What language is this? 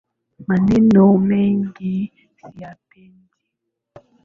Swahili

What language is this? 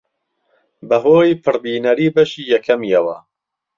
Central Kurdish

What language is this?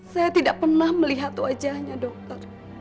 Indonesian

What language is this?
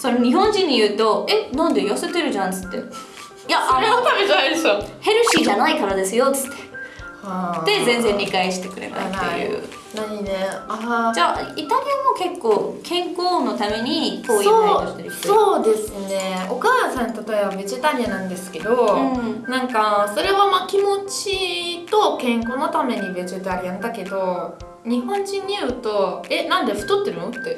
Japanese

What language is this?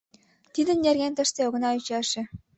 Mari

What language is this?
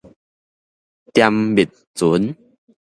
Min Nan Chinese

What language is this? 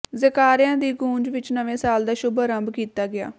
Punjabi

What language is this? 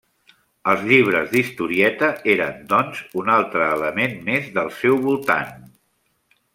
Catalan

